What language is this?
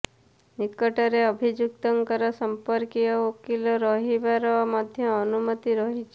Odia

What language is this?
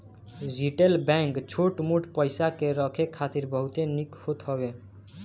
Bhojpuri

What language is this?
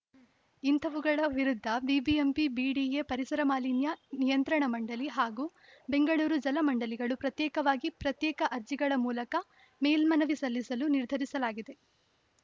Kannada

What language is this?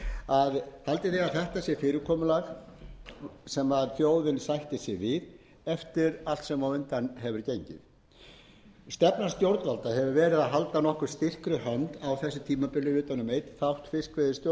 Icelandic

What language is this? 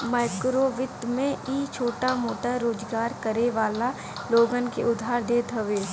Bhojpuri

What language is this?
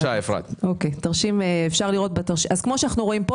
Hebrew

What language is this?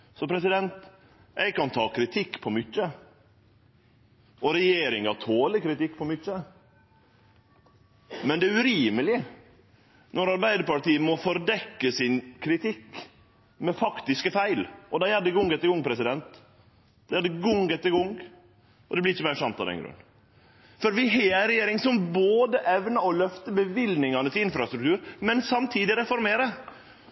Norwegian Nynorsk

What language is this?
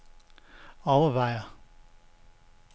Danish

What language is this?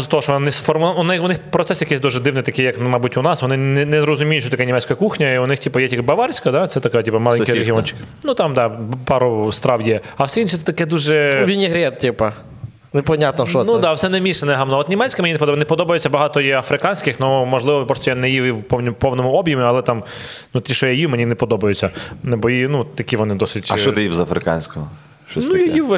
Ukrainian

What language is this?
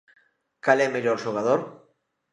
Galician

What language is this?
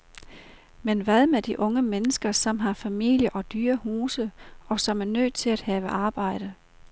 Danish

